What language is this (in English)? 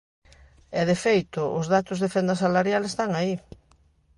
Galician